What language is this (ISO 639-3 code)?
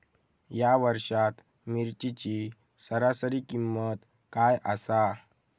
mar